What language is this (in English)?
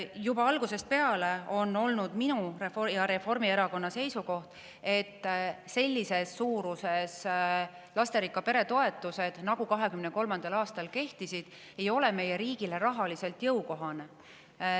Estonian